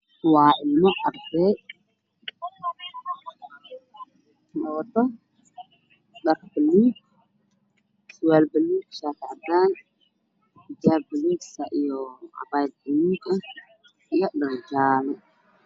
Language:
Somali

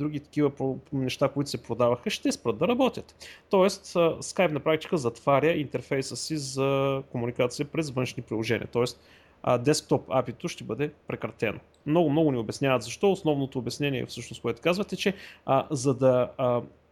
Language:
Bulgarian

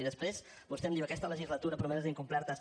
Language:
Catalan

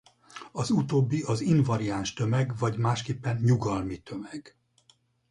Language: Hungarian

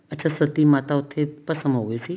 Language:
Punjabi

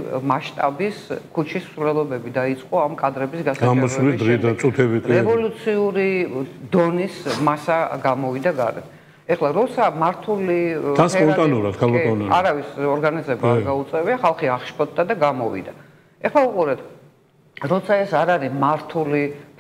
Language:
Romanian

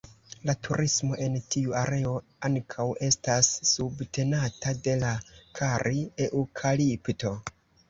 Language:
Esperanto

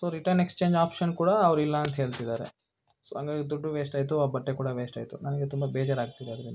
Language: Kannada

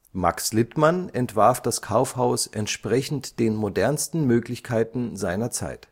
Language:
German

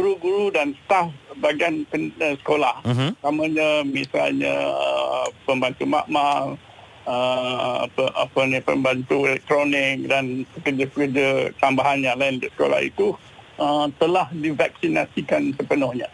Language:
Malay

